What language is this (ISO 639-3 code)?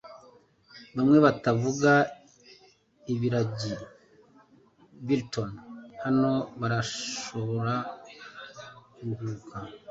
kin